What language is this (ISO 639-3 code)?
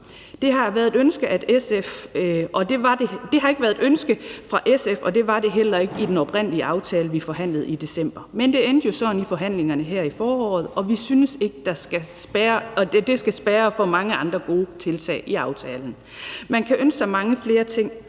dan